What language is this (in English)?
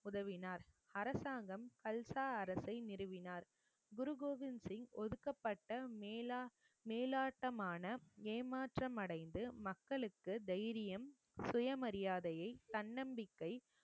Tamil